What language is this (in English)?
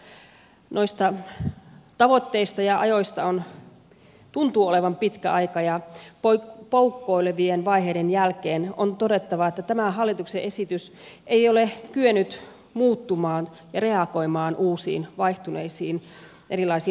Finnish